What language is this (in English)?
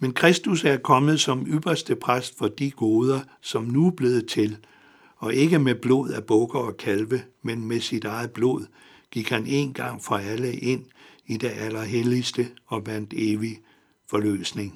Danish